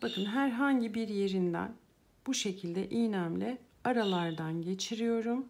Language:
Turkish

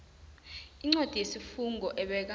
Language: South Ndebele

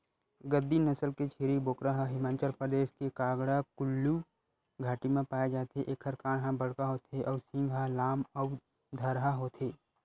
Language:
Chhattisgarhi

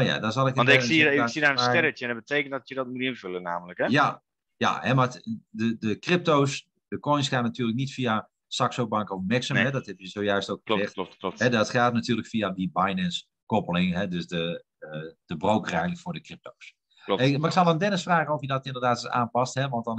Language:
Dutch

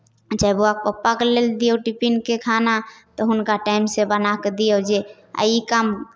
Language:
Maithili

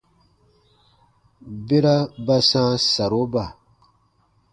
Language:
Baatonum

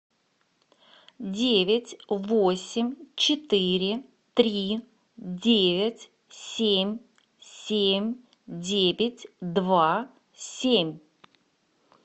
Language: Russian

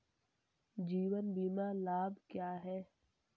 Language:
Hindi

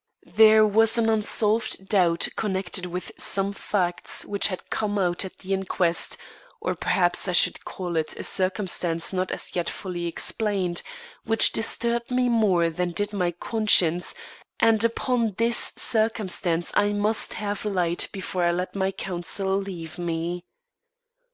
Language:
English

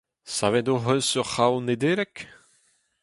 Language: Breton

